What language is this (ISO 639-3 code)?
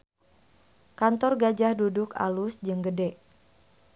sun